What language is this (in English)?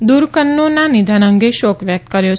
Gujarati